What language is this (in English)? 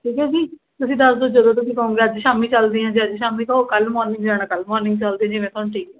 Punjabi